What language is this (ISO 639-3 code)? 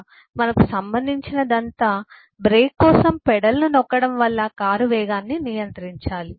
tel